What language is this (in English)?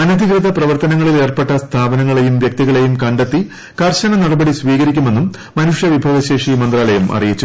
Malayalam